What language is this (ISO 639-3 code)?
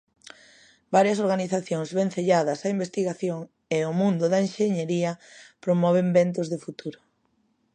glg